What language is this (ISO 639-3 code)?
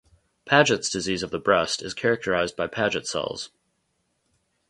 eng